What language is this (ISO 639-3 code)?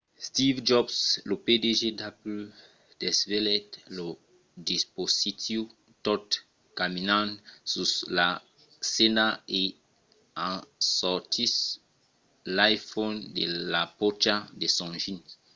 oci